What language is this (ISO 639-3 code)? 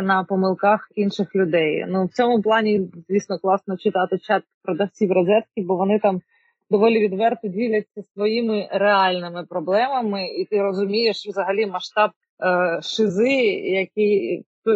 ukr